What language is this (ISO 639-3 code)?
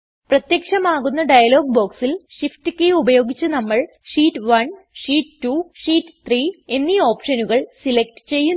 mal